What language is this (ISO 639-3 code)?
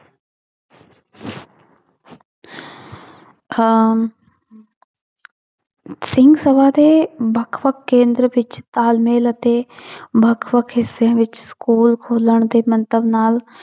pan